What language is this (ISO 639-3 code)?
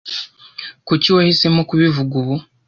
kin